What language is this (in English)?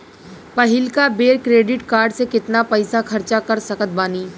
Bhojpuri